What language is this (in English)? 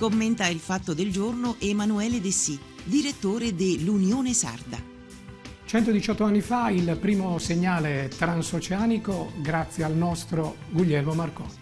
Italian